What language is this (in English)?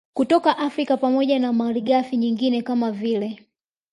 Swahili